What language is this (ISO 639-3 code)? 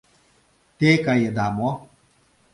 chm